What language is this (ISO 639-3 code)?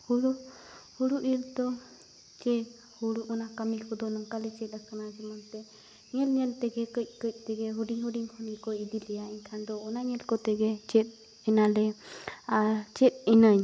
sat